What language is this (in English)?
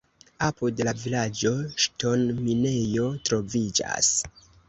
Esperanto